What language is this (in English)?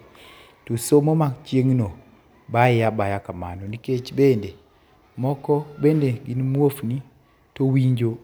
Luo (Kenya and Tanzania)